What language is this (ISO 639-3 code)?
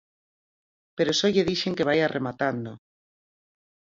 glg